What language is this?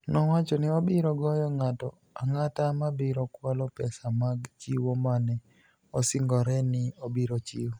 Luo (Kenya and Tanzania)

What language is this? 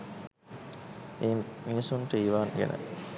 Sinhala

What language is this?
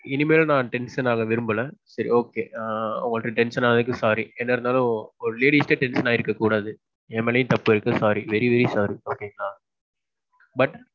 Tamil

